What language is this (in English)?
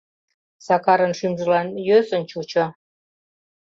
Mari